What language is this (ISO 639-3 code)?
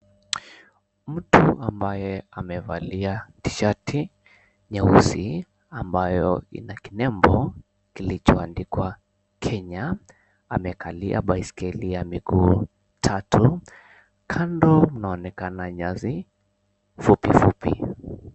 swa